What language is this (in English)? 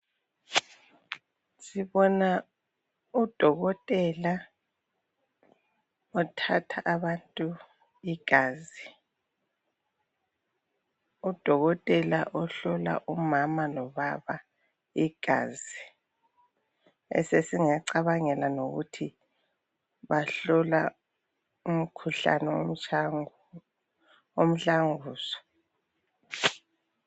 North Ndebele